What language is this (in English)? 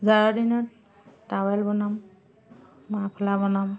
Assamese